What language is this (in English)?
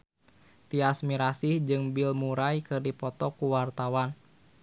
Sundanese